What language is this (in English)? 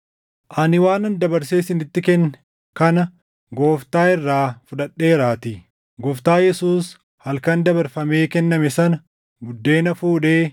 Oromo